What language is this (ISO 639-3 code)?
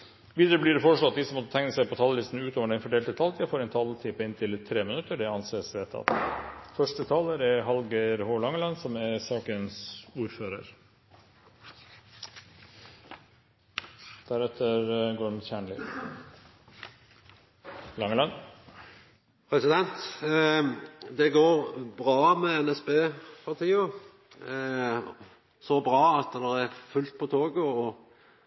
nor